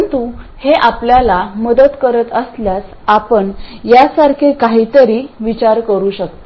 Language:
Marathi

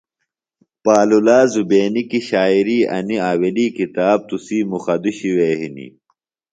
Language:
Phalura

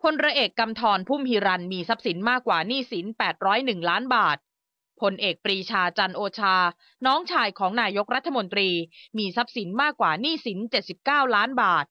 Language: Thai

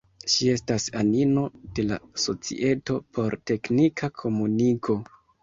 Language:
Esperanto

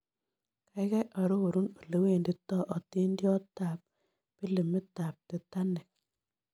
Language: Kalenjin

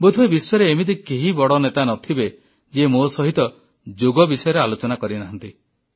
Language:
Odia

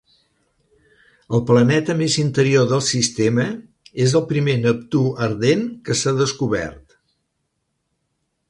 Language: Catalan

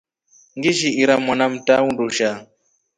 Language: Rombo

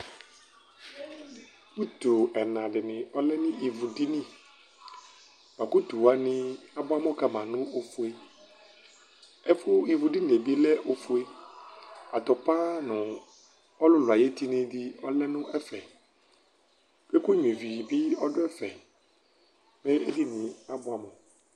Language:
Ikposo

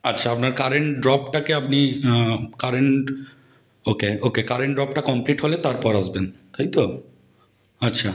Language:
Bangla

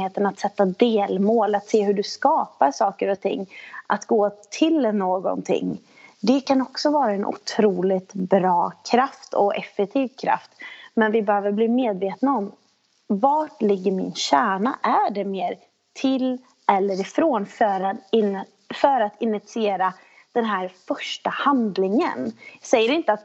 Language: Swedish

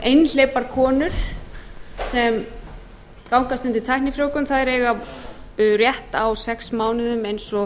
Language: Icelandic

